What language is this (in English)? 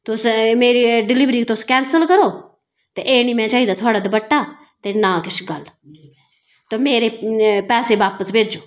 Dogri